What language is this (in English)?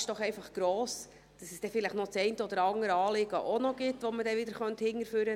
Swiss German